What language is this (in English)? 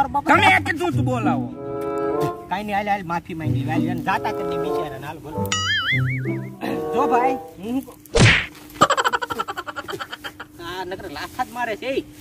Indonesian